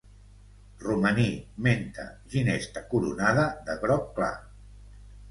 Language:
Catalan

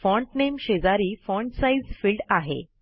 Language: Marathi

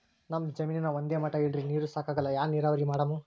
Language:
Kannada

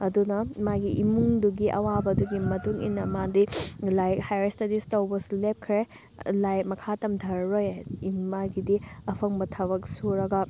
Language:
Manipuri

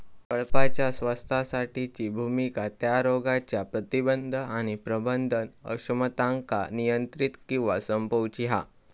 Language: Marathi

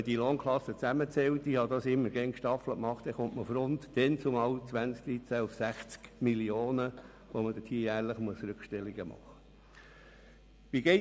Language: Swiss German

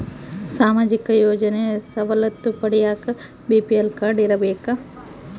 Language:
Kannada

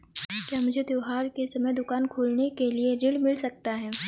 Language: Hindi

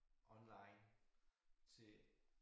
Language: Danish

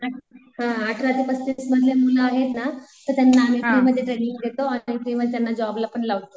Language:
Marathi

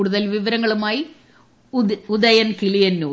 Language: Malayalam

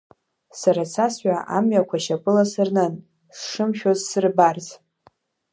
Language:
Abkhazian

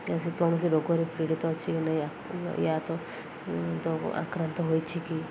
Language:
Odia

